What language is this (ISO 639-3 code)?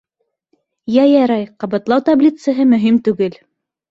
bak